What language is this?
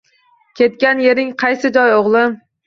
Uzbek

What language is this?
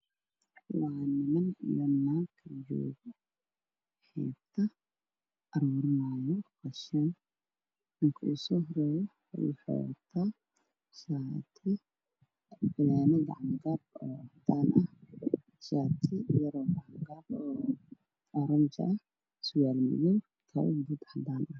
Somali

